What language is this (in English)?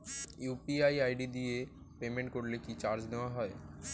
Bangla